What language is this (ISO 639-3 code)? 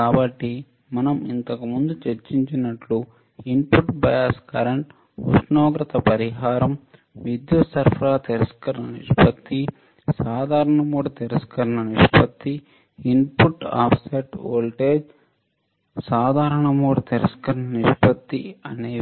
tel